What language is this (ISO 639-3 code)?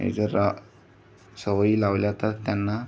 mar